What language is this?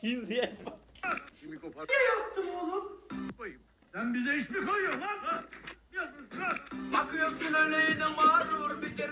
Turkish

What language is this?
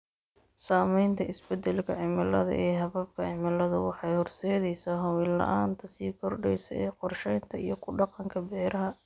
Somali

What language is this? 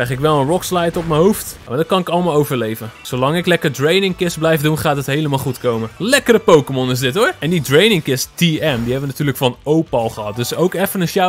Dutch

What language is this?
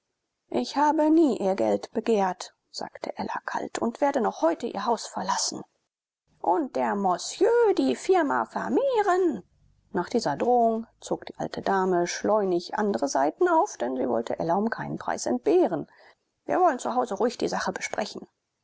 German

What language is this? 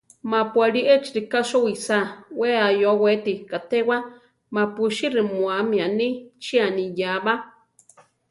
Central Tarahumara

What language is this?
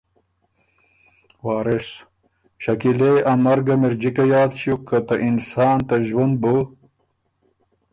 Ormuri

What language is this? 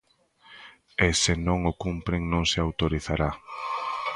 Galician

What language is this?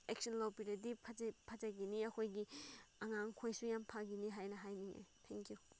Manipuri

